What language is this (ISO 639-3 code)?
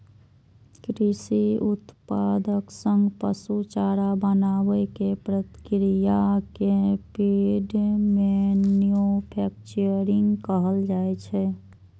mai